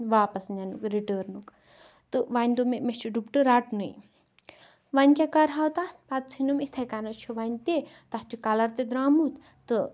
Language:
Kashmiri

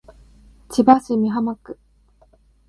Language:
Japanese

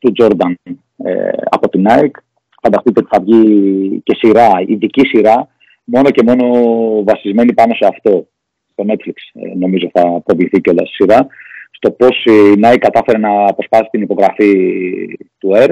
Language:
Greek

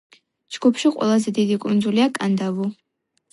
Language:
Georgian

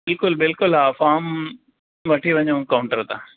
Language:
Sindhi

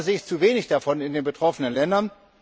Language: German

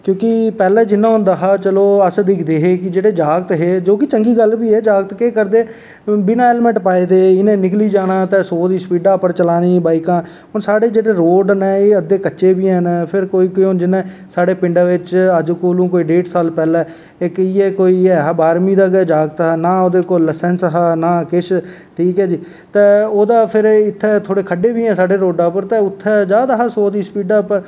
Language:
Dogri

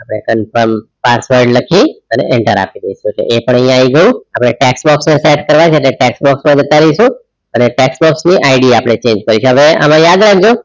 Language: Gujarati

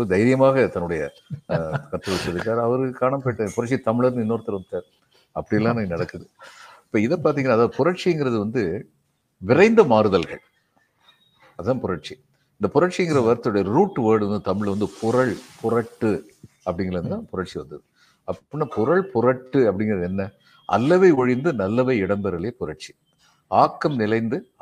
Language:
Tamil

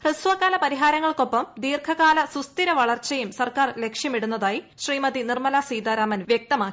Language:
Malayalam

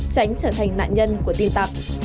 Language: Vietnamese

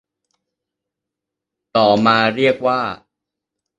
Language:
Thai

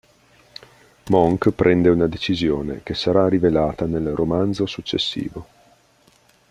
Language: Italian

